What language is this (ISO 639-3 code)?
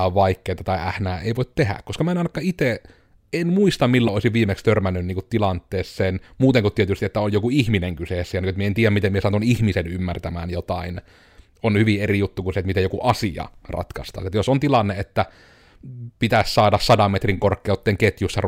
fin